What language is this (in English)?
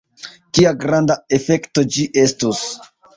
Esperanto